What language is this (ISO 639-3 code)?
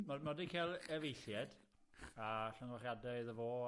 cym